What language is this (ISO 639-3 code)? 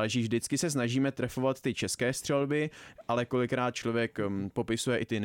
ces